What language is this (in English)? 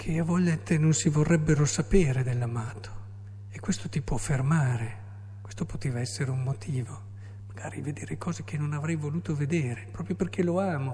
Italian